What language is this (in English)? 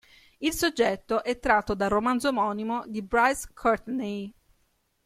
Italian